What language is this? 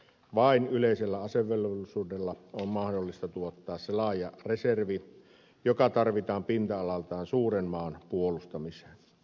Finnish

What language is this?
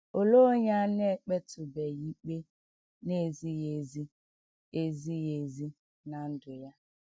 Igbo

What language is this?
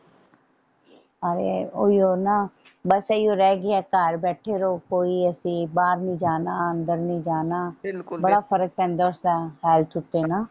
Punjabi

